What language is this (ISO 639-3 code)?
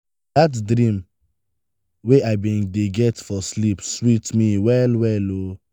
pcm